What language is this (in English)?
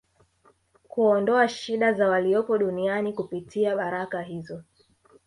Swahili